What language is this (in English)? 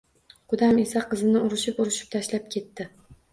Uzbek